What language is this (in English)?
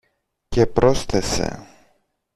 Greek